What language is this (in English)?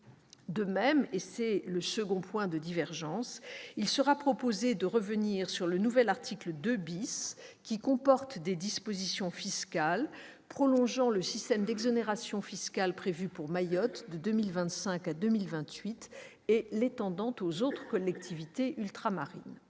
French